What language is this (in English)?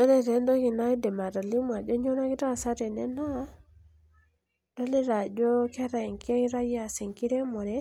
Masai